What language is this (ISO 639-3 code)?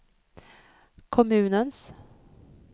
swe